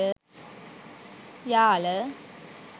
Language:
Sinhala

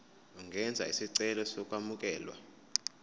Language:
Zulu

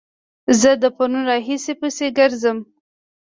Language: Pashto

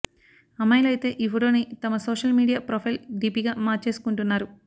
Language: Telugu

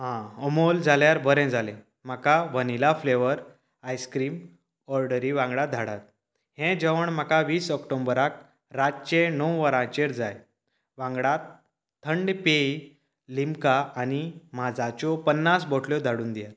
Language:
Konkani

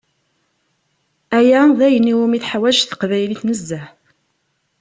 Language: Kabyle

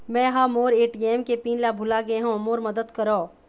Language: Chhattisgarhi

